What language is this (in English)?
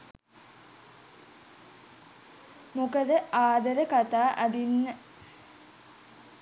Sinhala